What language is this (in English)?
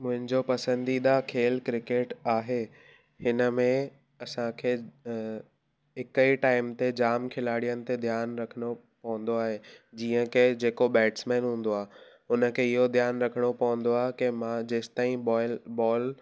Sindhi